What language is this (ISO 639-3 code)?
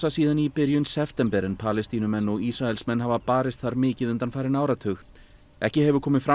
isl